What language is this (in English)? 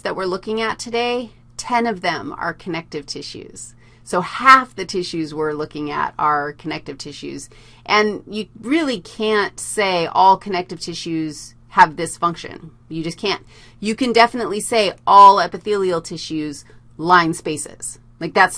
English